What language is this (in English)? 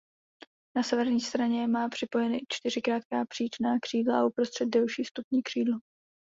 Czech